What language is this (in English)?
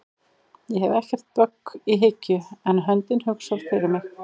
Icelandic